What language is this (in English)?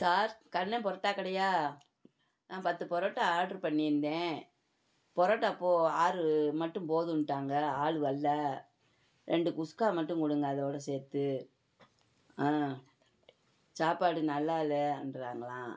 Tamil